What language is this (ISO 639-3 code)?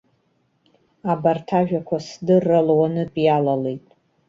abk